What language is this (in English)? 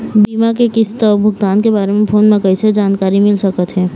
Chhattisgarhi